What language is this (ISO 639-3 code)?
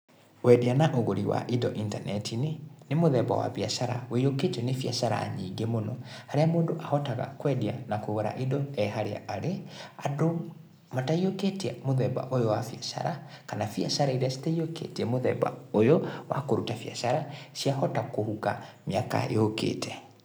kik